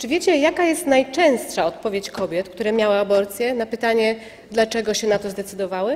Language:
Polish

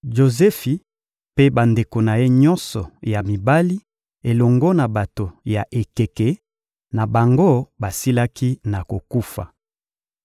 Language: Lingala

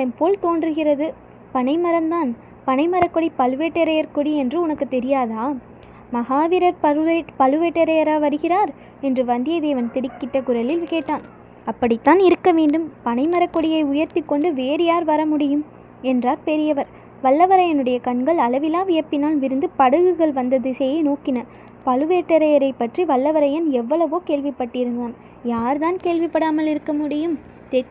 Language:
Tamil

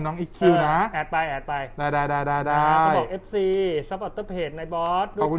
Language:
Thai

